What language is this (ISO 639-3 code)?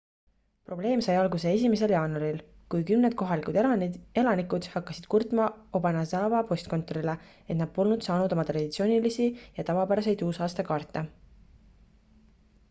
est